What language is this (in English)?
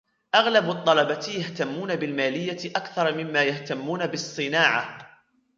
Arabic